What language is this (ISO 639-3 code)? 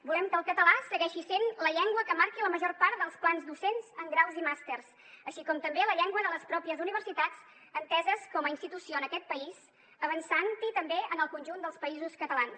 cat